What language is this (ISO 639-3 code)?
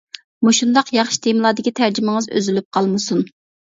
uig